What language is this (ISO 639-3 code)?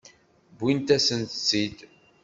kab